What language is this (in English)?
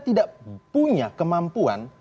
Indonesian